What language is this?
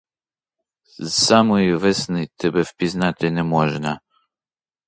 Ukrainian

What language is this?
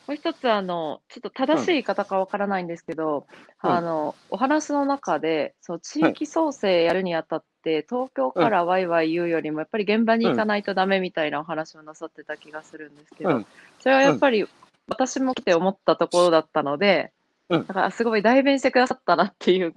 Japanese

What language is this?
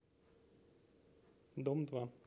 Russian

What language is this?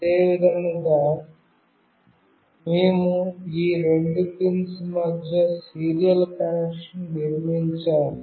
Telugu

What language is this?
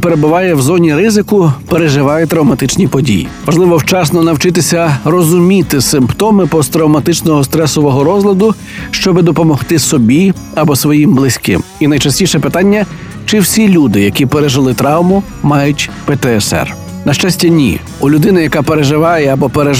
Ukrainian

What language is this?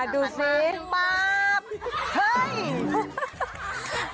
Thai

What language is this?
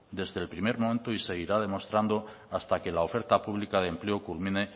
Spanish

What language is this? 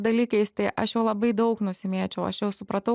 Lithuanian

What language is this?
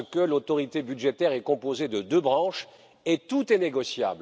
French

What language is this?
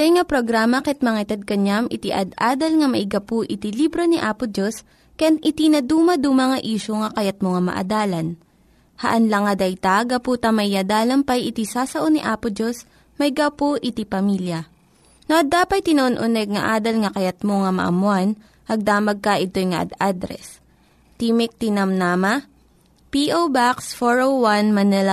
Filipino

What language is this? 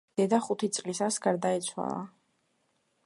Georgian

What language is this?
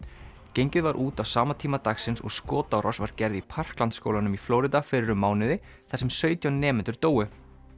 Icelandic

